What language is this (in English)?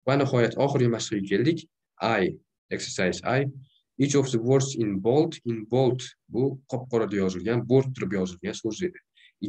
Turkish